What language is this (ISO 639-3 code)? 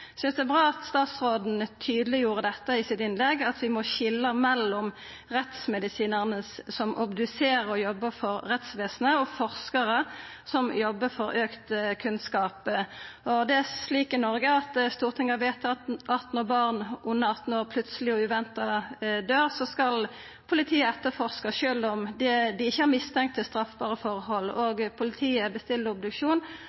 nno